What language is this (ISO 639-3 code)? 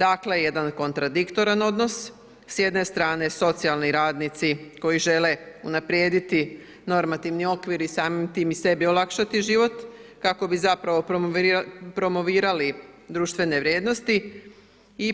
hrv